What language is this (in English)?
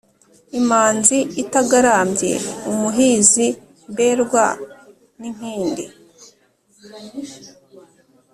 Kinyarwanda